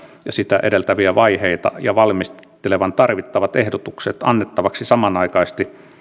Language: Finnish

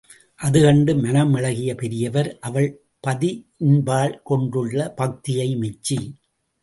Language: Tamil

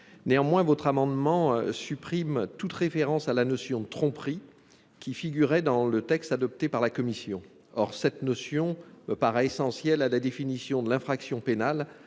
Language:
French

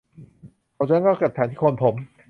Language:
Thai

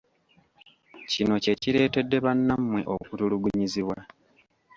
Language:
Ganda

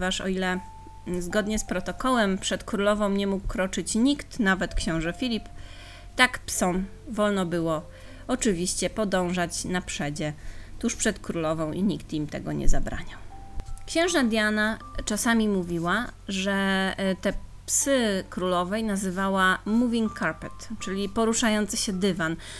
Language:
Polish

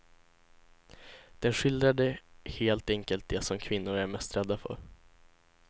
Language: Swedish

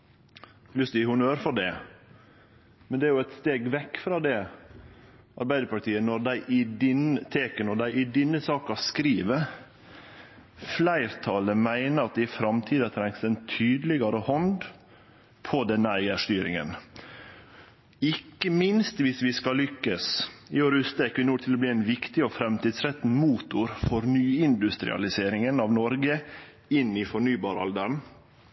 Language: Norwegian Nynorsk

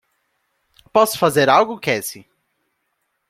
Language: Portuguese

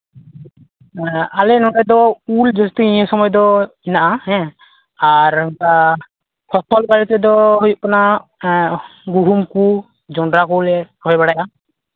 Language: Santali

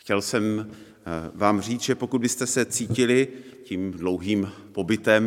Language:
Czech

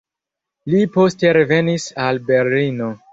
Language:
Esperanto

